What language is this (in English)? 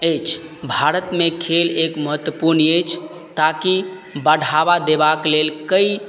Maithili